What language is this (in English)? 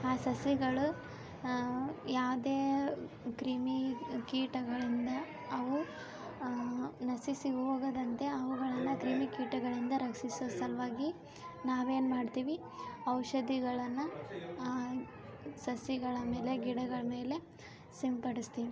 Kannada